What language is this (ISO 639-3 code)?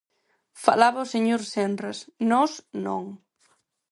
glg